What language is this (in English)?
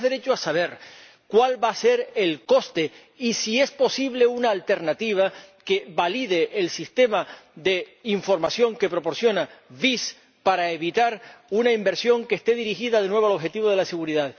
Spanish